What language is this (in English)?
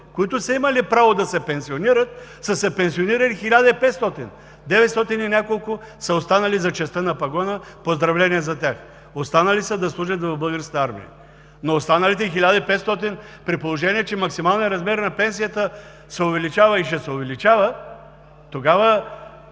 Bulgarian